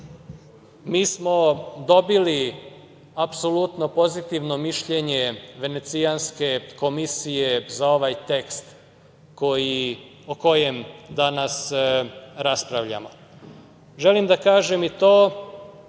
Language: Serbian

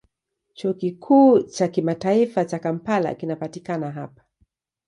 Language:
Swahili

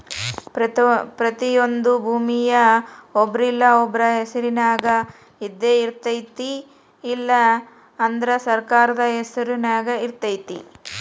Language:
Kannada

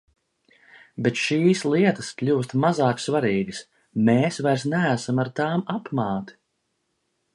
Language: Latvian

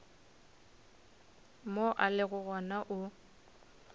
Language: Northern Sotho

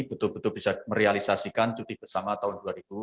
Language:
Indonesian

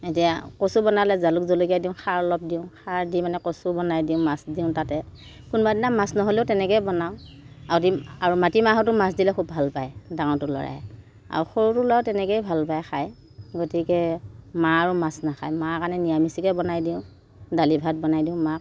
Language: Assamese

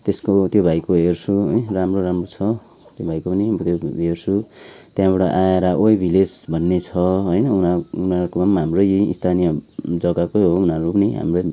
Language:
Nepali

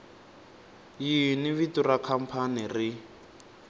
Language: Tsonga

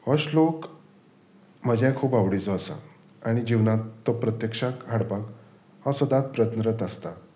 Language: Konkani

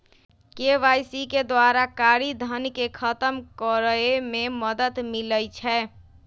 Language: Magahi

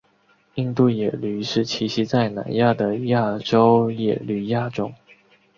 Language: Chinese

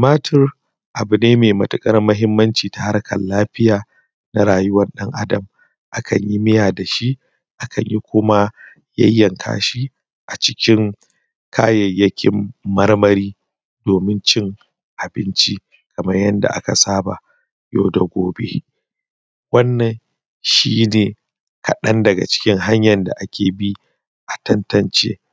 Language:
Hausa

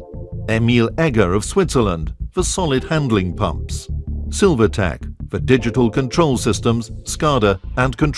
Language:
English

